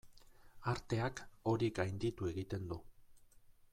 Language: Basque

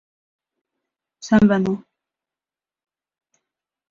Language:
Mongolian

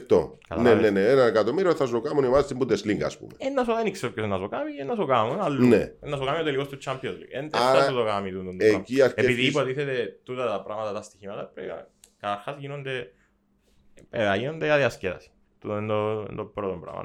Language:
Greek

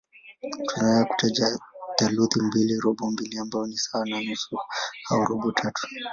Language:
Swahili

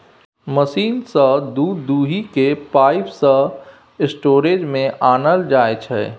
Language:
Maithili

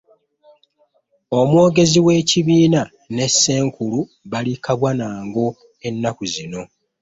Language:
Ganda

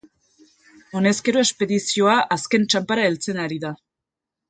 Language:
Basque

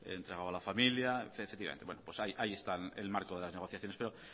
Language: Spanish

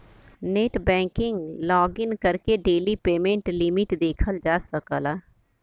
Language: Bhojpuri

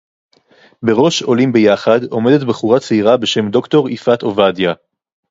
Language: Hebrew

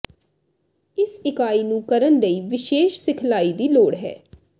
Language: Punjabi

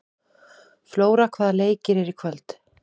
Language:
Icelandic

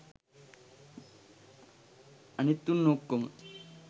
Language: Sinhala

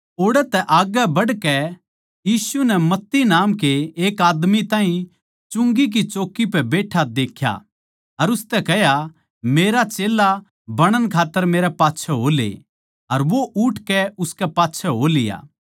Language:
Haryanvi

